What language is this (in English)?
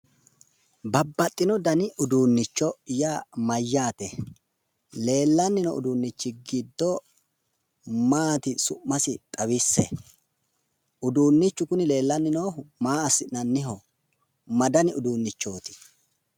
Sidamo